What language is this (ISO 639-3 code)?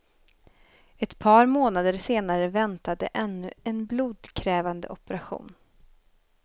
swe